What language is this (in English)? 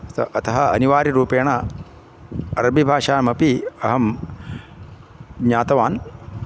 Sanskrit